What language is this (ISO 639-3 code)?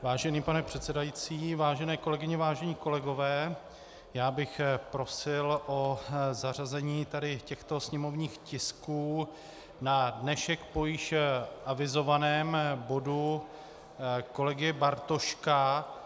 ces